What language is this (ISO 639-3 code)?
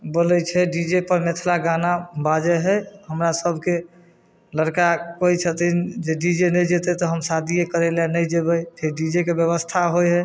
mai